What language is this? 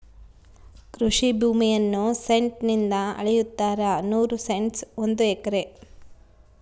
Kannada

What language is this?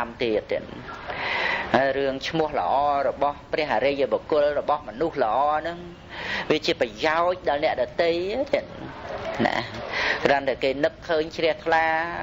Vietnamese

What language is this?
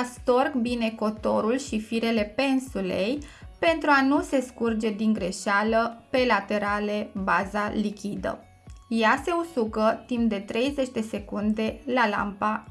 Romanian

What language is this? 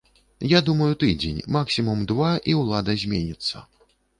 Belarusian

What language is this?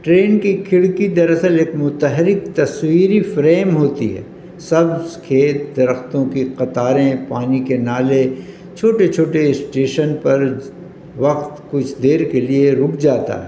Urdu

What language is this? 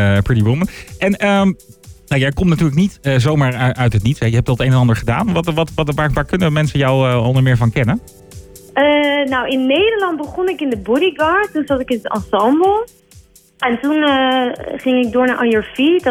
Dutch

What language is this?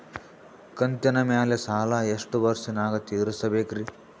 Kannada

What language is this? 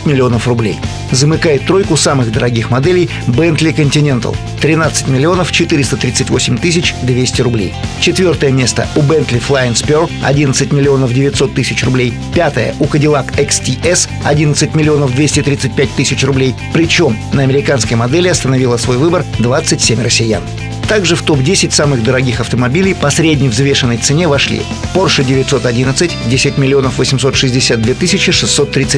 Russian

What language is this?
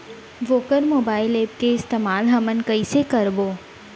Chhattisgarhi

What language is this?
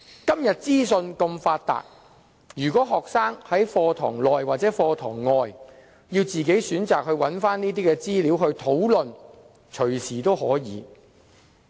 Cantonese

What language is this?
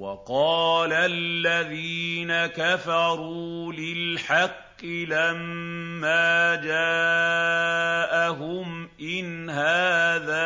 Arabic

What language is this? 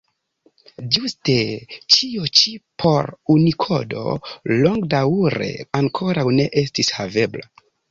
Esperanto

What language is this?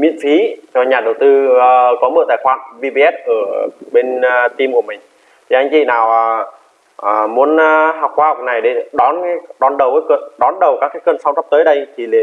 Vietnamese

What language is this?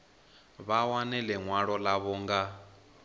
Venda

